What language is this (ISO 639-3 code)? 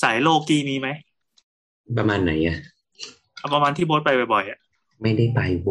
tha